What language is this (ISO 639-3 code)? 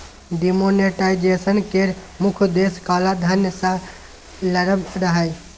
mai